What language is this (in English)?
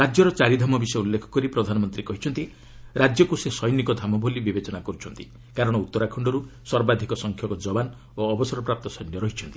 Odia